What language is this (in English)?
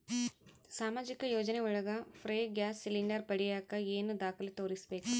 Kannada